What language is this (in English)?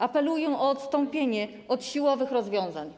Polish